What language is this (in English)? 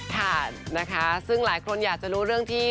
Thai